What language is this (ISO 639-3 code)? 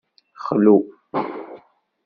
kab